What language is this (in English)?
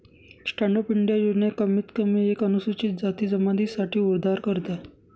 Marathi